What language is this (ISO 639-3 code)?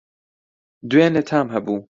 ckb